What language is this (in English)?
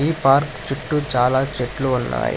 Telugu